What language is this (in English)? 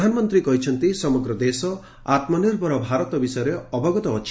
Odia